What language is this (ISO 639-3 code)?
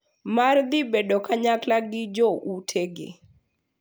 luo